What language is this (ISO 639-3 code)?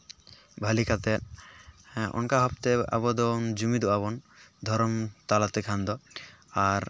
sat